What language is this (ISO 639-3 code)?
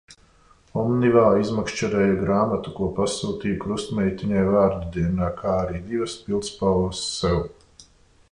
lav